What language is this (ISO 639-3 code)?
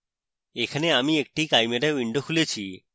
ben